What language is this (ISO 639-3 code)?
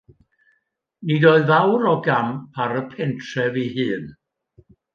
cym